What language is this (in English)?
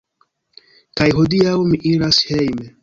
Esperanto